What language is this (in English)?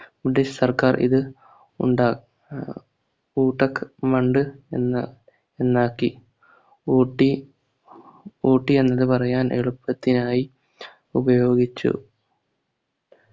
Malayalam